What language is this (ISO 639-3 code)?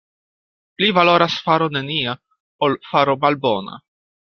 epo